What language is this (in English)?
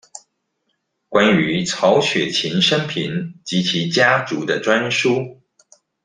Chinese